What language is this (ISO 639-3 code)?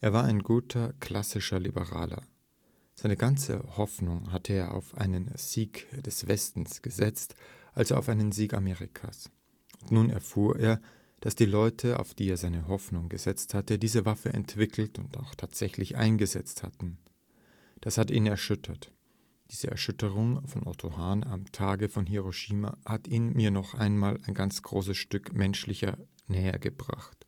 deu